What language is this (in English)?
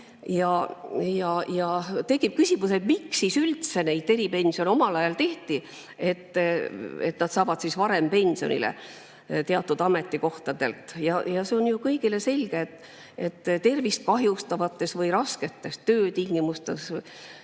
Estonian